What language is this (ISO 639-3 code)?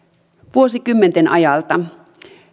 fin